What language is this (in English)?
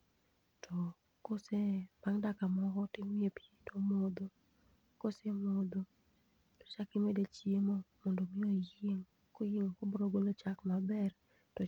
Luo (Kenya and Tanzania)